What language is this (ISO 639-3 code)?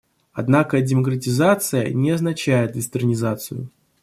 rus